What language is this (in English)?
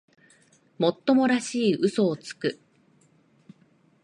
Japanese